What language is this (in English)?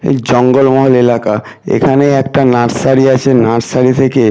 Bangla